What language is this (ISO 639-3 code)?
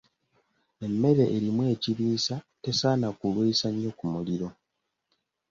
lug